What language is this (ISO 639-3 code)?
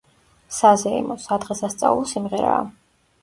kat